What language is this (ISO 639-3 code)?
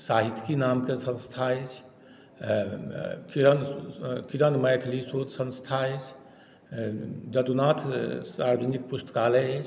mai